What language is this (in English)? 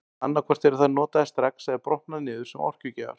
Icelandic